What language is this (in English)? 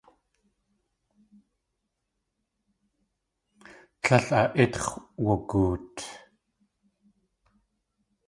Tlingit